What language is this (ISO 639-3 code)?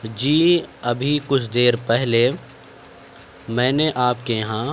urd